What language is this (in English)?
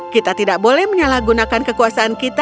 Indonesian